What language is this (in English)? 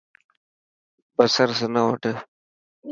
Dhatki